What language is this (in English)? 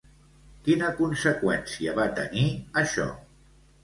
Catalan